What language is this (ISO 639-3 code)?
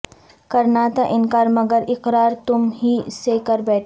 urd